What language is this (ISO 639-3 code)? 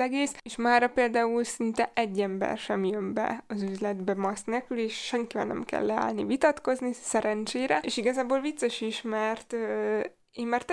hun